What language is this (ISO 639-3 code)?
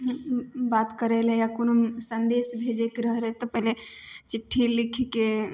mai